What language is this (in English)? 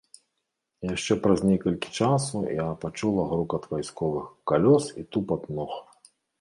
Belarusian